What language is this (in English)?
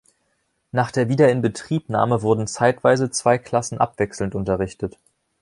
German